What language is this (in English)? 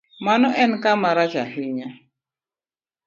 Luo (Kenya and Tanzania)